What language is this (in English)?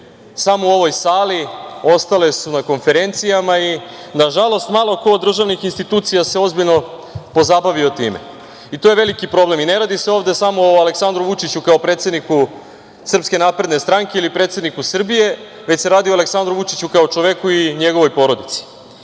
Serbian